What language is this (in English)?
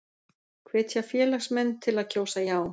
Icelandic